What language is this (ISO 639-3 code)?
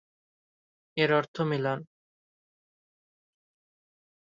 ben